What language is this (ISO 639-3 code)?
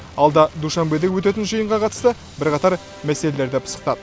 kaz